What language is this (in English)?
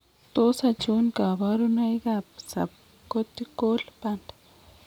Kalenjin